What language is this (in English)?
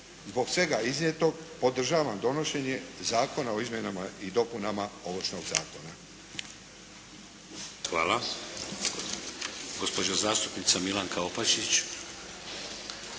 Croatian